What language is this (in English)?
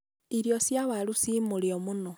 Kikuyu